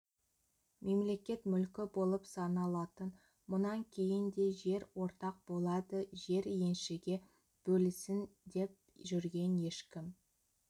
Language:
Kazakh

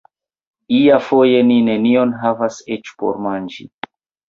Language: Esperanto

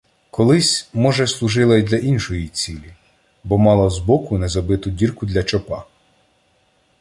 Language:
Ukrainian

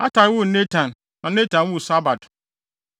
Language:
Akan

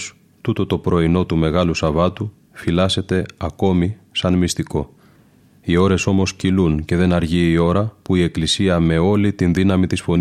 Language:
Greek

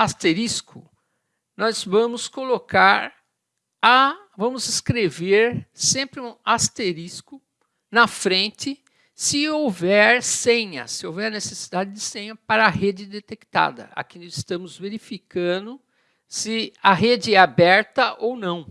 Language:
Portuguese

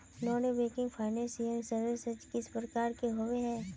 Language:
Magahi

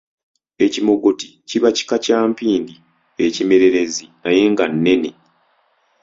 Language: Ganda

